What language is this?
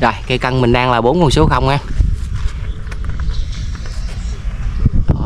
Vietnamese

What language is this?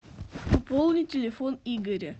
Russian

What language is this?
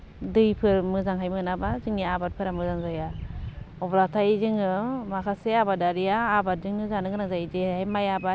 Bodo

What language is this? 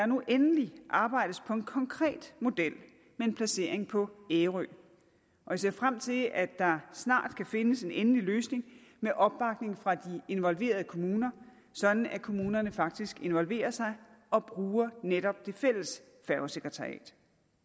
Danish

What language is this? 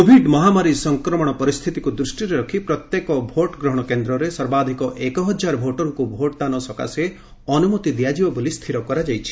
Odia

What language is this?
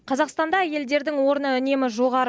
Kazakh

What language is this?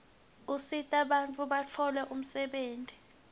Swati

